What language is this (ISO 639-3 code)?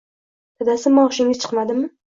uzb